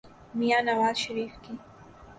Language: Urdu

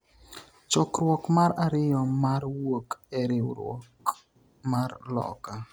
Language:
Luo (Kenya and Tanzania)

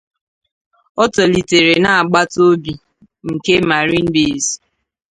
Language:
Igbo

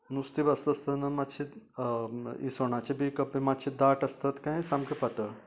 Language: Konkani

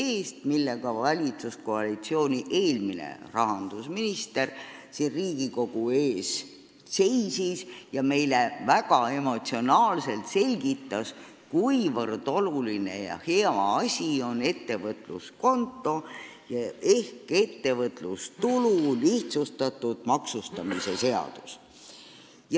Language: Estonian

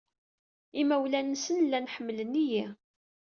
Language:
Kabyle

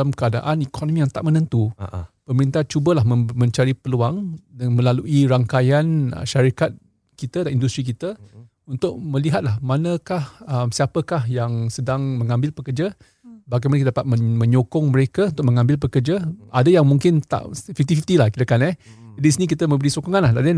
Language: Malay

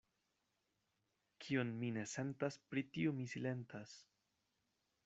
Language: Esperanto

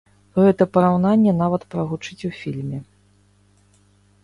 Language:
Belarusian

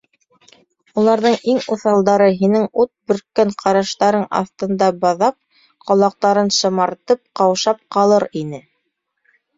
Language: Bashkir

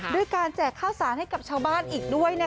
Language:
Thai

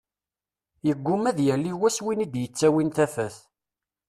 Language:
Kabyle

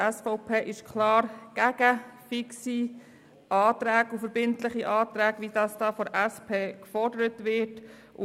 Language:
Swiss German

